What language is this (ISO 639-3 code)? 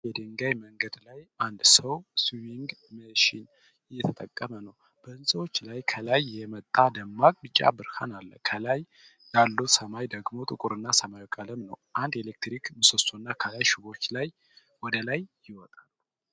amh